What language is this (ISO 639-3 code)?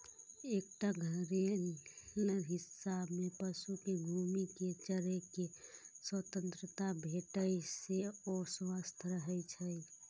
mai